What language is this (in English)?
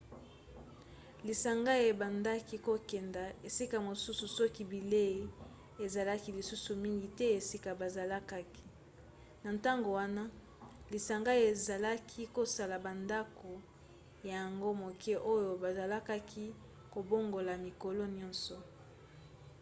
Lingala